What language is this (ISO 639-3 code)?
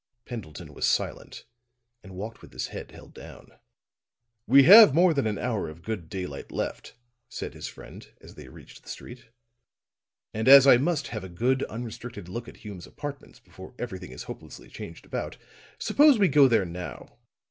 eng